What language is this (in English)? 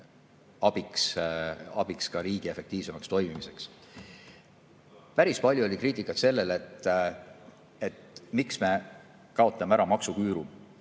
Estonian